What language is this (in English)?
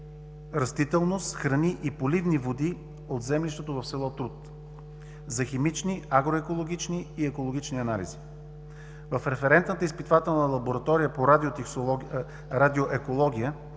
Bulgarian